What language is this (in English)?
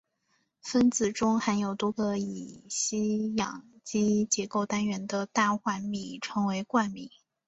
Chinese